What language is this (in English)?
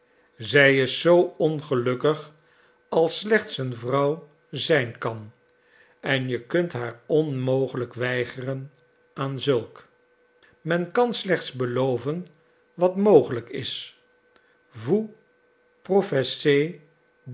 Dutch